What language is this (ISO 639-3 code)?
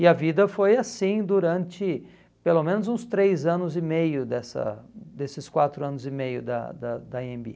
por